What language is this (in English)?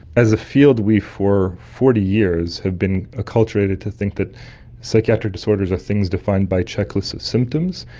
English